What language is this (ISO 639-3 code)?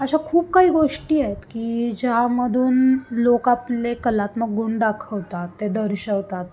mar